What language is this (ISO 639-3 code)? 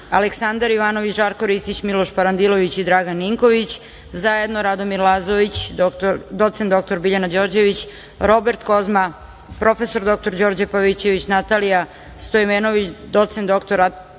srp